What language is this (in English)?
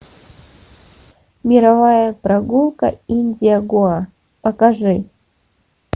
Russian